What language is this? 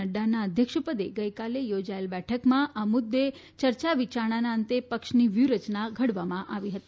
Gujarati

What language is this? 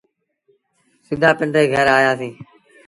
Sindhi Bhil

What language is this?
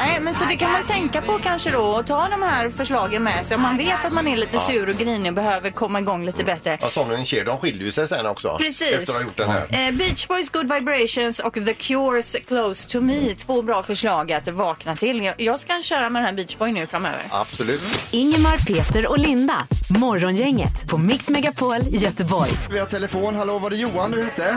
Swedish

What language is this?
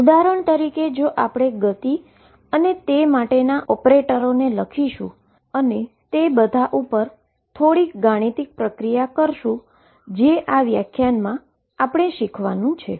Gujarati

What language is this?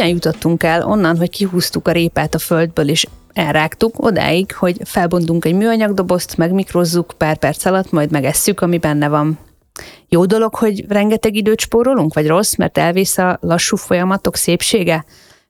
Hungarian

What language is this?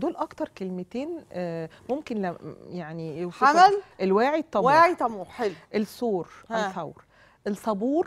Arabic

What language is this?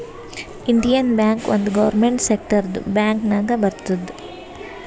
Kannada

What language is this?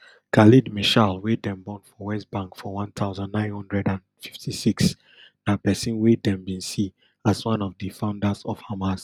Nigerian Pidgin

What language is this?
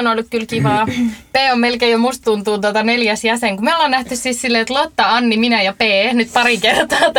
Finnish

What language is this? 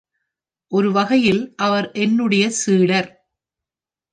Tamil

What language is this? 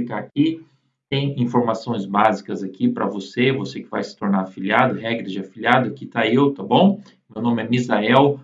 Portuguese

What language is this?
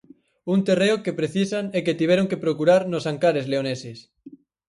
Galician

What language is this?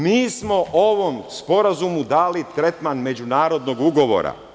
Serbian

